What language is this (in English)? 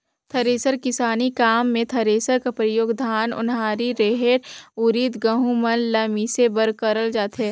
Chhattisgarhi